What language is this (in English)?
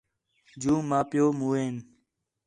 Khetrani